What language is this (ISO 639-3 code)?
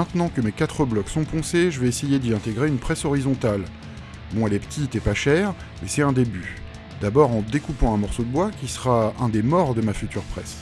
fra